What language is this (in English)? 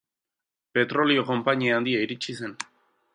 Basque